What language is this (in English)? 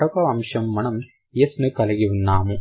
Telugu